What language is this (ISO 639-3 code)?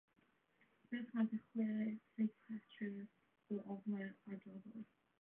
cym